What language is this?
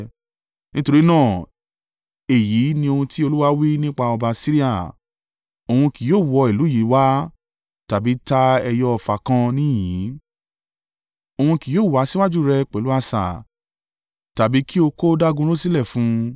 Yoruba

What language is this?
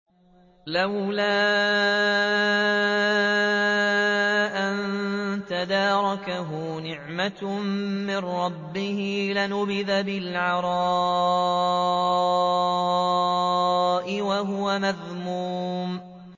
Arabic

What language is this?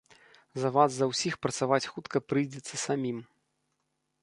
Belarusian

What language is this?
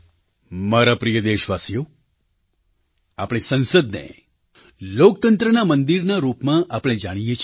Gujarati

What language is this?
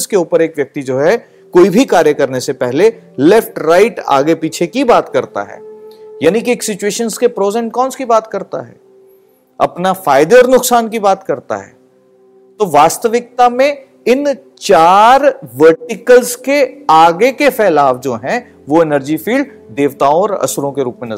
Hindi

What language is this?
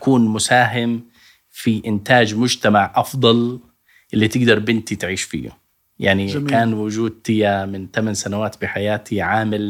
Arabic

